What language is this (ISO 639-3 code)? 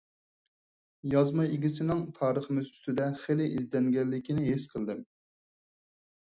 uig